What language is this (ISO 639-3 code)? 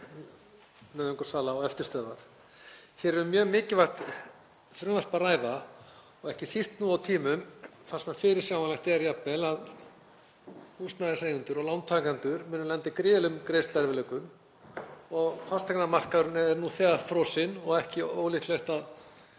isl